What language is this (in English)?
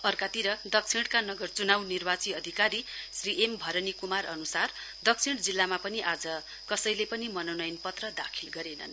Nepali